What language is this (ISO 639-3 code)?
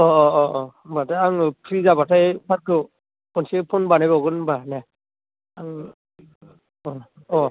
brx